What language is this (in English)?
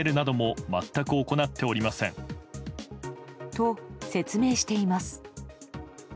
Japanese